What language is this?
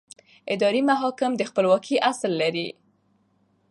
Pashto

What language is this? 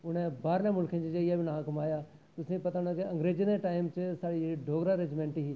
Dogri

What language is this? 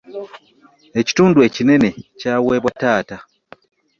Ganda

